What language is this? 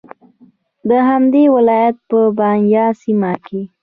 Pashto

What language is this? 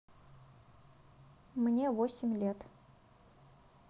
Russian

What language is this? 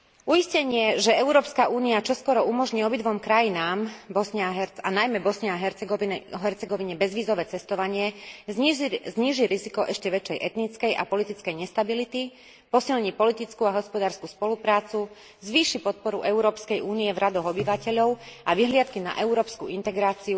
Slovak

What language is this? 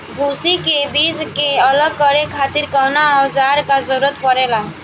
Bhojpuri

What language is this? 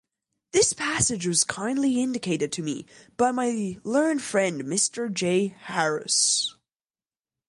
English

